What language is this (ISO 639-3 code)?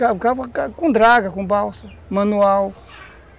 por